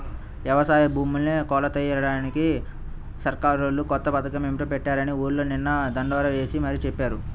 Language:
Telugu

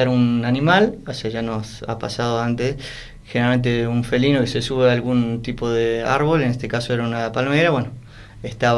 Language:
Spanish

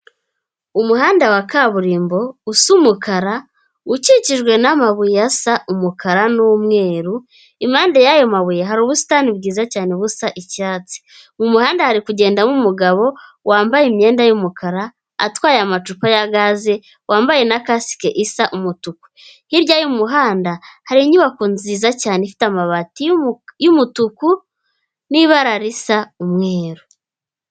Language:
Kinyarwanda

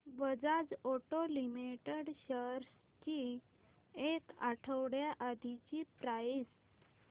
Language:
Marathi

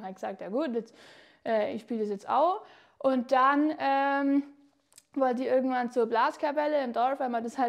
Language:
German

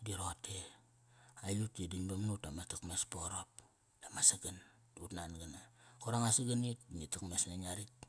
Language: Kairak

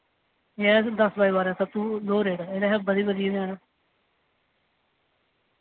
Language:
Dogri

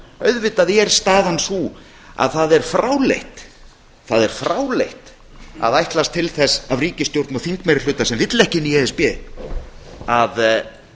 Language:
Icelandic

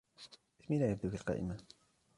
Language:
Arabic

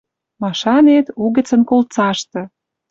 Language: Western Mari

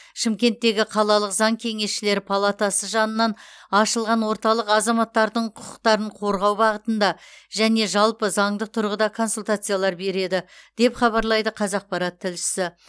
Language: Kazakh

